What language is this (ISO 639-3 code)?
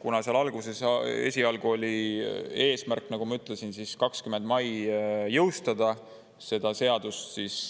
est